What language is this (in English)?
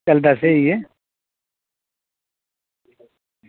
Dogri